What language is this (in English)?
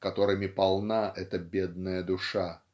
Russian